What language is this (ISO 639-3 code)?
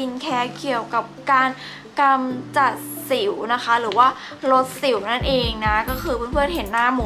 tha